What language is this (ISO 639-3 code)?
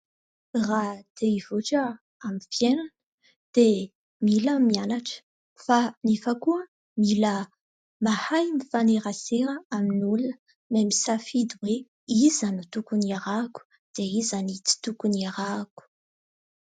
mlg